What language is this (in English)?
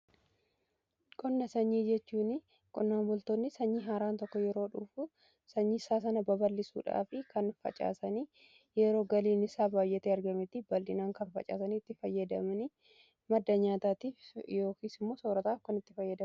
Oromo